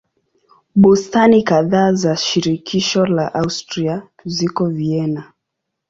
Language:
Swahili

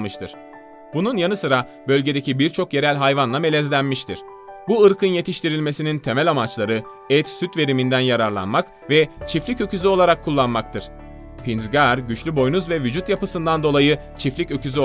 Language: Turkish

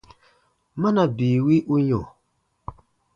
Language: Baatonum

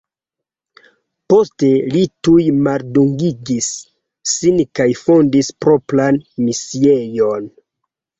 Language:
Esperanto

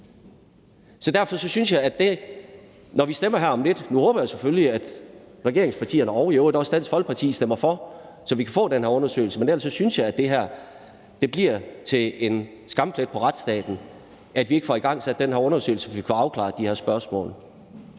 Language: Danish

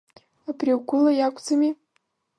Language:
Abkhazian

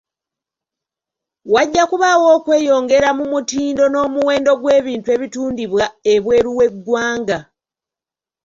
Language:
Ganda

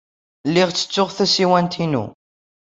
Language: Kabyle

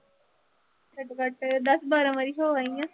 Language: Punjabi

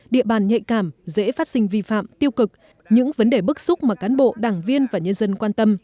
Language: Vietnamese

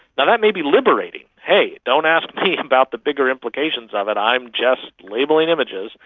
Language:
English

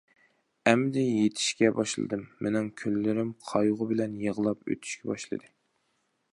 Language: Uyghur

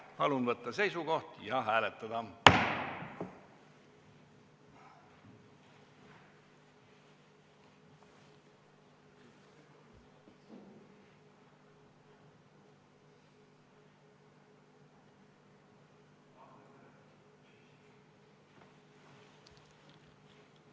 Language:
Estonian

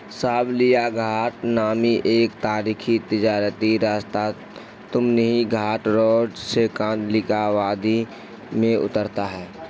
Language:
Urdu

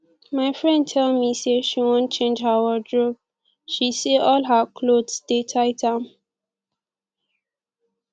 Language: Nigerian Pidgin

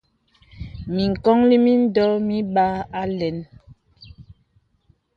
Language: Bebele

